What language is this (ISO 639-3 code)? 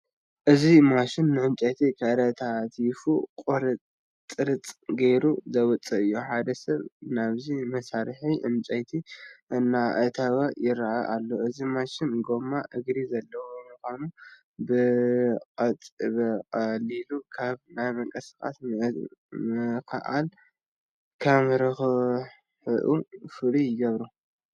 tir